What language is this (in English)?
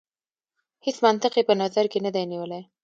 Pashto